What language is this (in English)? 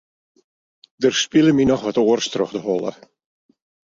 Western Frisian